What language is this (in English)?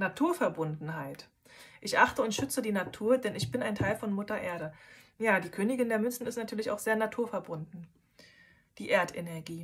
German